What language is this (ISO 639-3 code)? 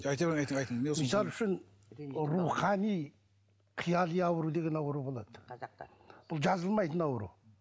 kaz